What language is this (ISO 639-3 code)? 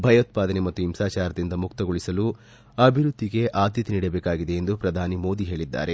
kan